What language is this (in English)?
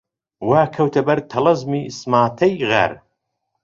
Central Kurdish